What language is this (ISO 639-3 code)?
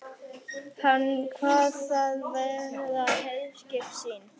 isl